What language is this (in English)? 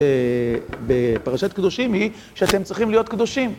Hebrew